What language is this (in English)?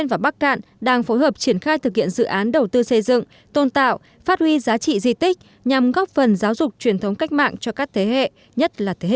Vietnamese